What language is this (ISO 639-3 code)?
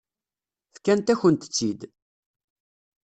kab